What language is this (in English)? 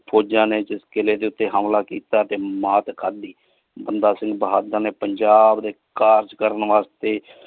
Punjabi